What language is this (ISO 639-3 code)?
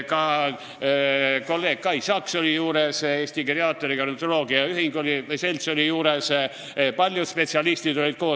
est